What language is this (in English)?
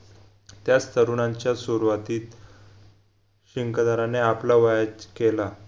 Marathi